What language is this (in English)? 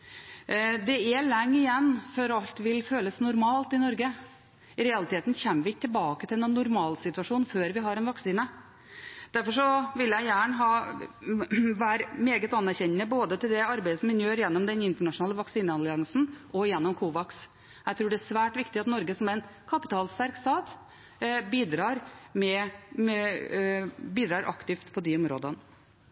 Norwegian Bokmål